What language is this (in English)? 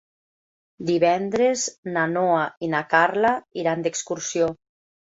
Catalan